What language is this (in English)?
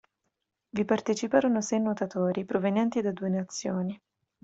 Italian